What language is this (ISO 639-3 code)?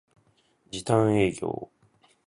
jpn